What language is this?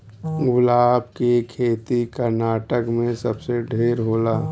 Bhojpuri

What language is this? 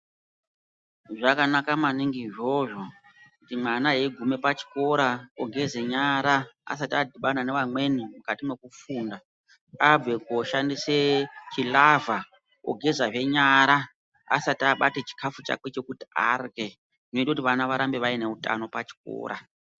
Ndau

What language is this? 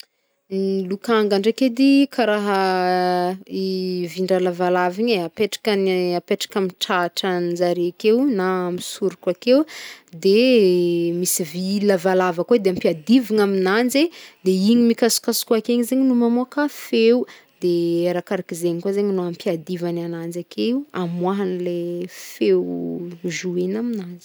Northern Betsimisaraka Malagasy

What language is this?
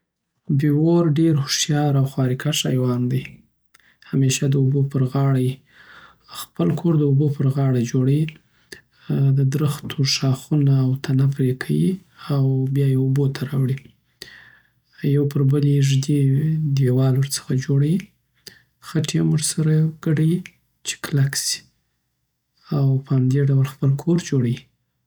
Southern Pashto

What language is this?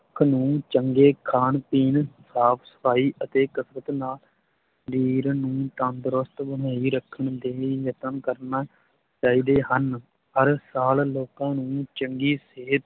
Punjabi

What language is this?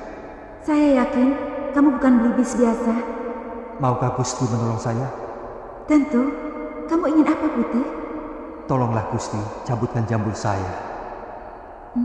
Indonesian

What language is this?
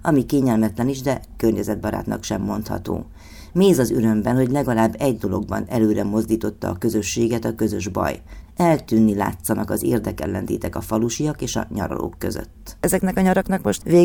Hungarian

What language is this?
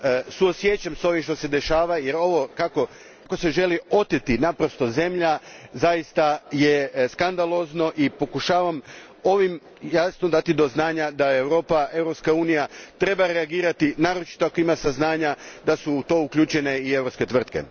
Croatian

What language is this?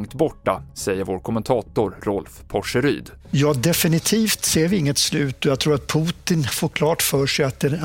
Swedish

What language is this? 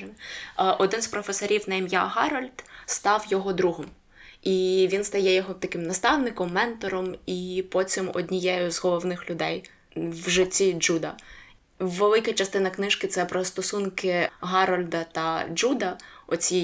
Ukrainian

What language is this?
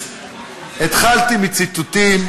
Hebrew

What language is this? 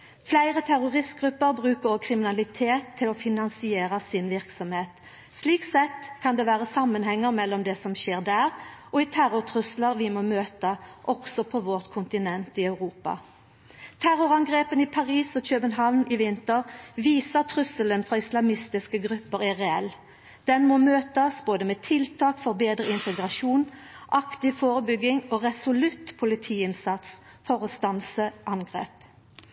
Norwegian Nynorsk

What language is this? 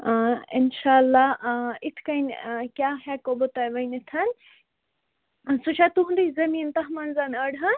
Kashmiri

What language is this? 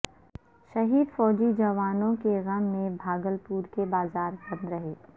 Urdu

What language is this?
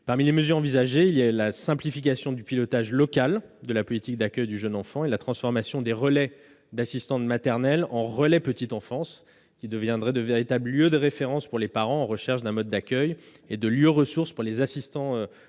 French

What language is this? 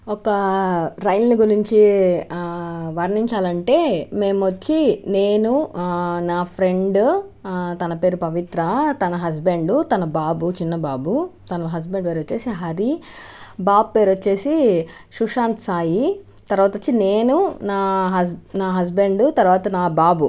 Telugu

